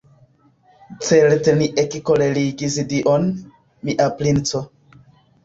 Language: Esperanto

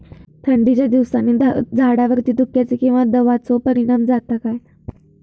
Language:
Marathi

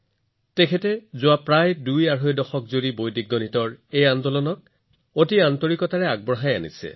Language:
Assamese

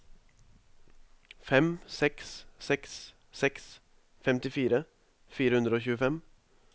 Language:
Norwegian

